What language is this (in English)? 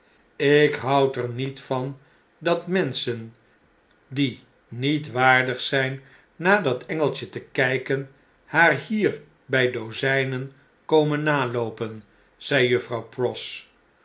Dutch